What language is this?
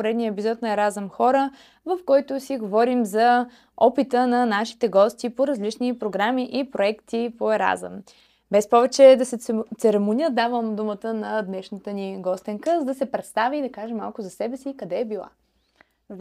Bulgarian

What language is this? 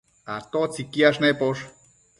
Matsés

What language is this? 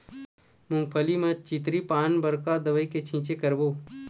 Chhattisgarhi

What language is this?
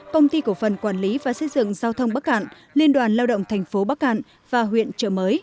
Vietnamese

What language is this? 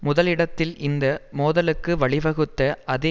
Tamil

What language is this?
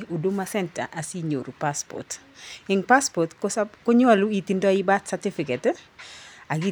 Kalenjin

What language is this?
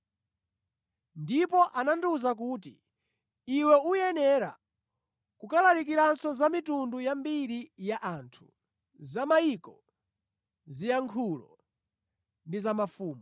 Nyanja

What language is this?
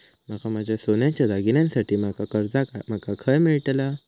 Marathi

